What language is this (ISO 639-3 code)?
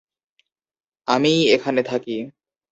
ben